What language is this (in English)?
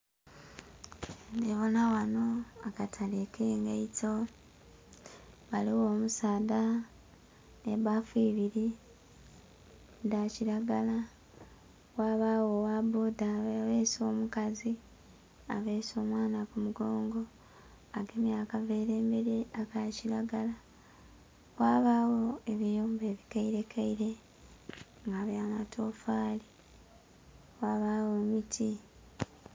Soga